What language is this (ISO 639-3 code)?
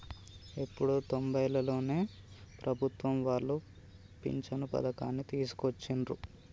tel